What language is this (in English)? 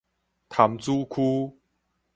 Min Nan Chinese